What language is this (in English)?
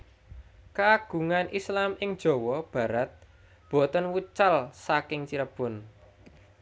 Javanese